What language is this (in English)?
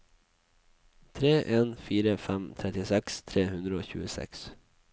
Norwegian